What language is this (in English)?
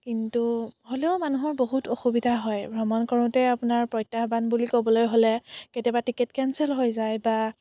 Assamese